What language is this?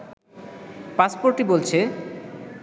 Bangla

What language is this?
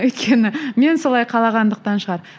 Kazakh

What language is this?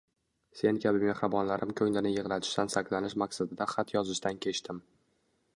Uzbek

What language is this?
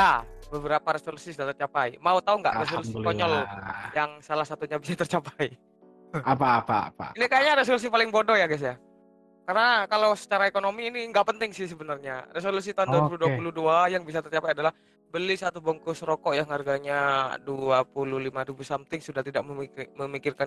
Indonesian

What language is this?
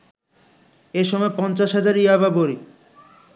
Bangla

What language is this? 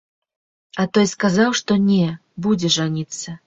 Belarusian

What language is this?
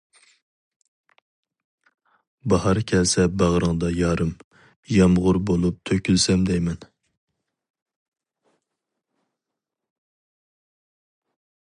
Uyghur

